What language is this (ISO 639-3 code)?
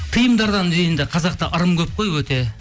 kaz